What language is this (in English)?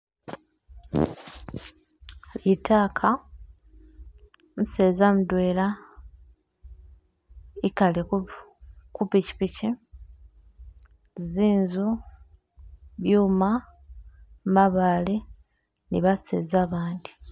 Masaaba